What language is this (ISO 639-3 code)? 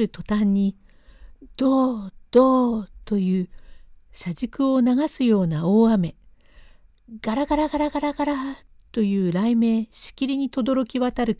jpn